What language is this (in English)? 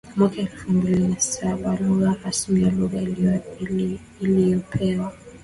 Swahili